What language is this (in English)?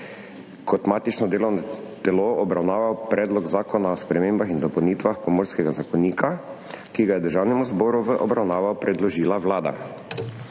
Slovenian